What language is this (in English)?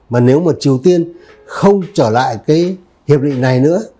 Vietnamese